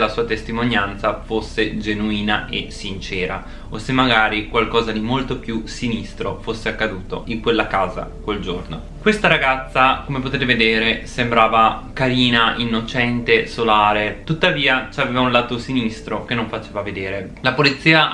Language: Italian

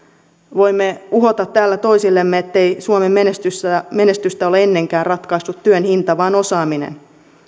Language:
Finnish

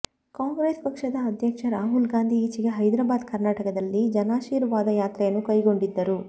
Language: Kannada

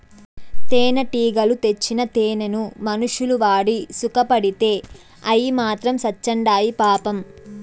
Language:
Telugu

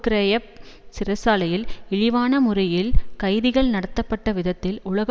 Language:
Tamil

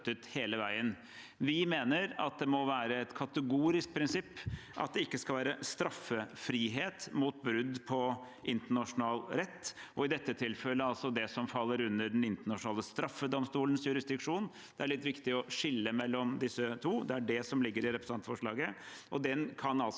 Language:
Norwegian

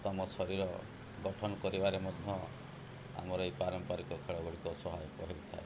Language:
Odia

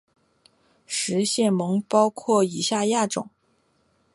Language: Chinese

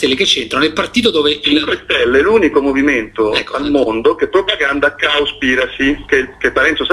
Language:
Italian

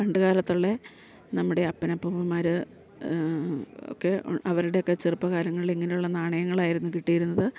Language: Malayalam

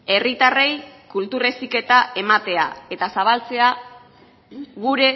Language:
Basque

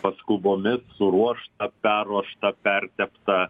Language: Lithuanian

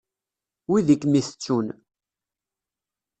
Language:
Kabyle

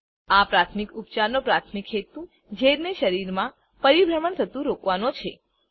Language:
Gujarati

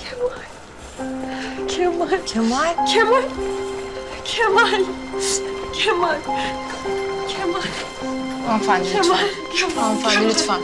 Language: Turkish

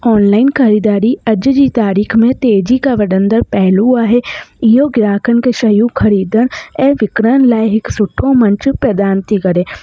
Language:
Sindhi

